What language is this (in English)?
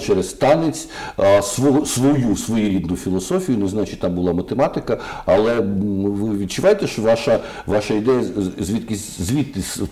Ukrainian